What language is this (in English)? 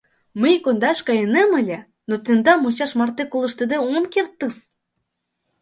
Mari